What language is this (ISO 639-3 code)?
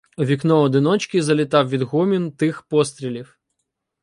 ukr